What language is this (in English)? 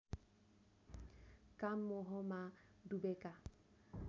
Nepali